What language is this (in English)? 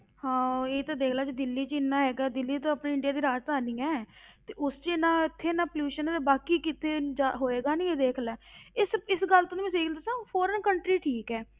Punjabi